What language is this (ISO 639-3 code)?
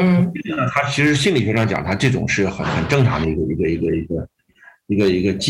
zho